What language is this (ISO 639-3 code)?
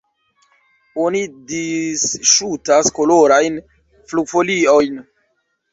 epo